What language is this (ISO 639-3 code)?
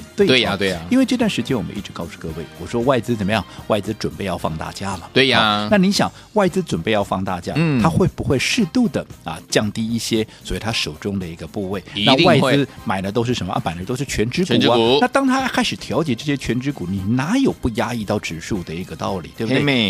zho